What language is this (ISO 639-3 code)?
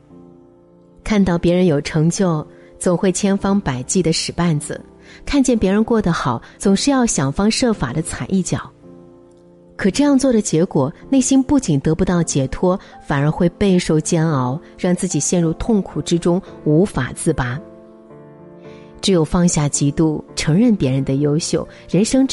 zho